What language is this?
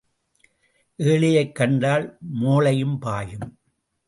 Tamil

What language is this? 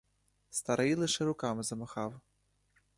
Ukrainian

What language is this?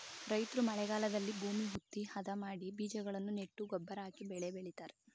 Kannada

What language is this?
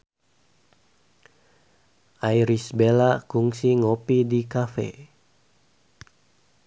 Sundanese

